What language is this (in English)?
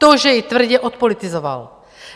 Czech